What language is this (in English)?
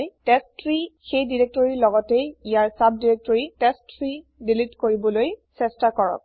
Assamese